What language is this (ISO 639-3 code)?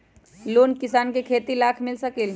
mag